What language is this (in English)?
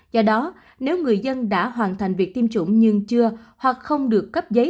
Vietnamese